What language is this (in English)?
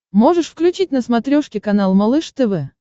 Russian